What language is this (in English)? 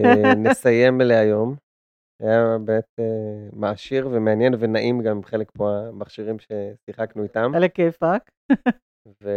Hebrew